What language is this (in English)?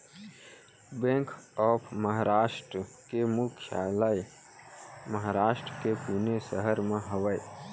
Chhattisgarhi